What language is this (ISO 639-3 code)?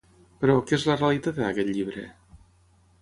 cat